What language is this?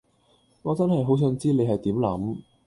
Cantonese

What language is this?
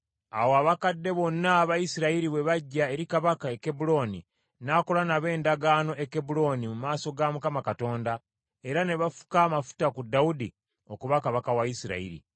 Ganda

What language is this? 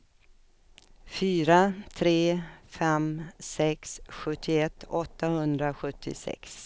Swedish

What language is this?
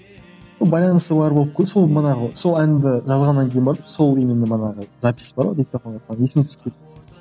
Kazakh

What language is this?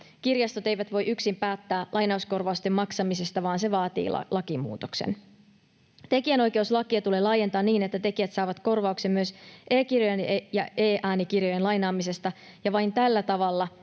Finnish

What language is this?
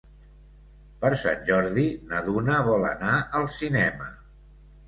Catalan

